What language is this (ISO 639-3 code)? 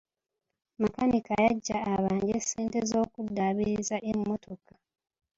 lug